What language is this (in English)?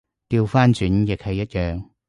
Cantonese